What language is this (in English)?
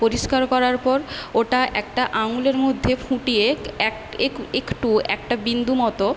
Bangla